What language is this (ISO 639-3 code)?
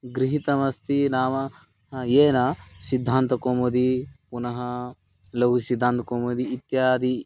san